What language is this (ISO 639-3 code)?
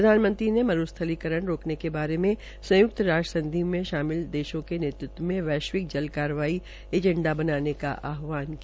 hin